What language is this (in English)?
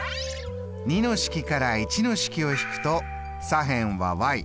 Japanese